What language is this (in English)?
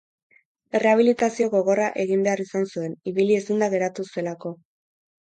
Basque